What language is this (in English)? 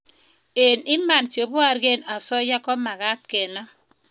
Kalenjin